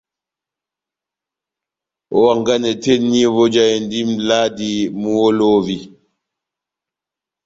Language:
Batanga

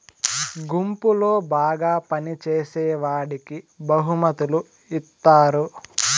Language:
Telugu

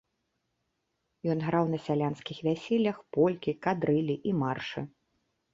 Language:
Belarusian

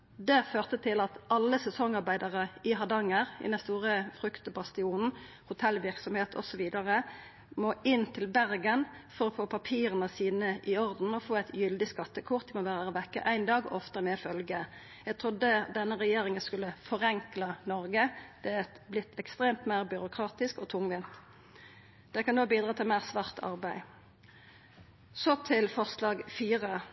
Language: Norwegian Nynorsk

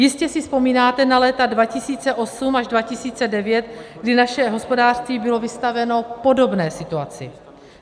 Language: Czech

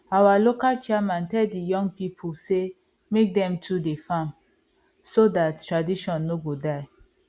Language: Nigerian Pidgin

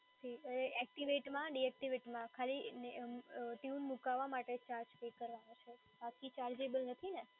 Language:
Gujarati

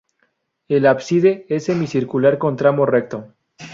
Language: Spanish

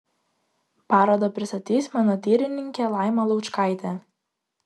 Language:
Lithuanian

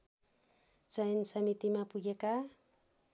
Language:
Nepali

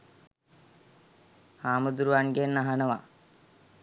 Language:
Sinhala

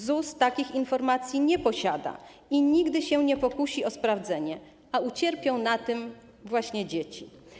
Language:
Polish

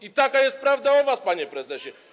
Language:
Polish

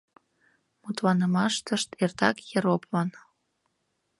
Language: Mari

